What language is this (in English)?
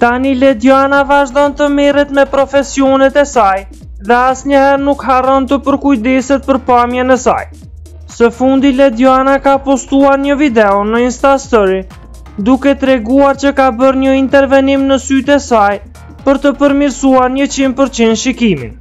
Romanian